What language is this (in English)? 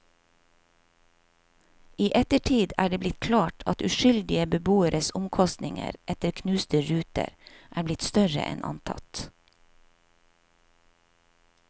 Norwegian